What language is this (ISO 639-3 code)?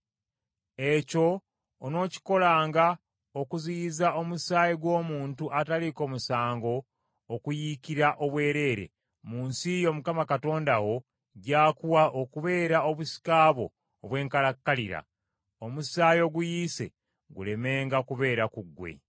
lug